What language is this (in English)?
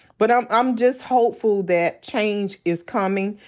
English